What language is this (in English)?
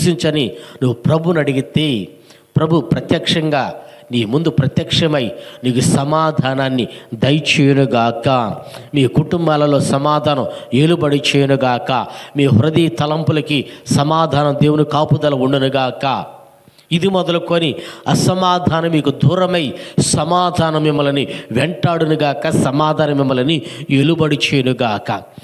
Telugu